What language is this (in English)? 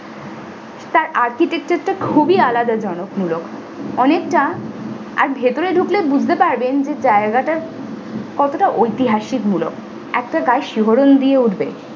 Bangla